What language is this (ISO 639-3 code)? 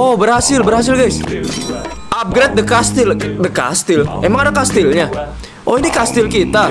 ind